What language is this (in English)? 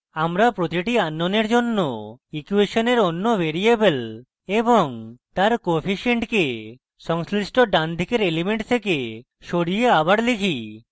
Bangla